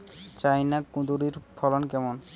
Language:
Bangla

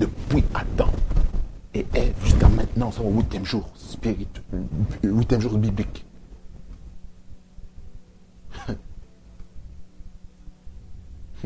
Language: French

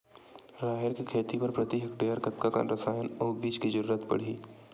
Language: Chhattisgarhi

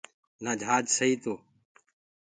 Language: Gurgula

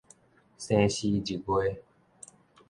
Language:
Min Nan Chinese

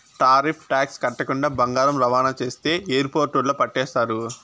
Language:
Telugu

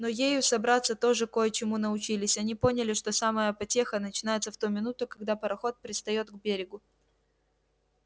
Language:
Russian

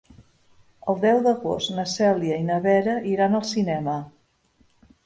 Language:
Catalan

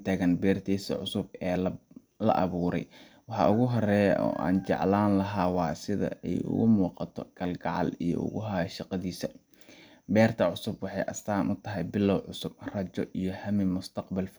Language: Somali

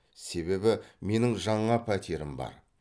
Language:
Kazakh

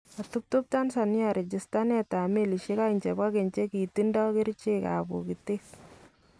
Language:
Kalenjin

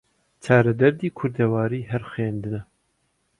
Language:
Central Kurdish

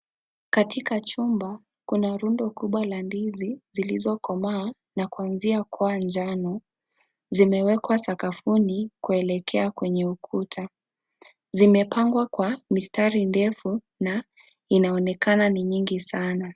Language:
Swahili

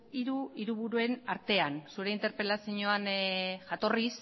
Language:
Basque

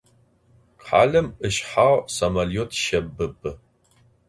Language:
Adyghe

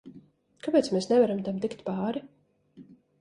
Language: Latvian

